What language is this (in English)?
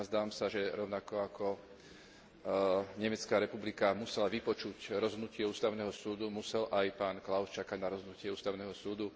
Slovak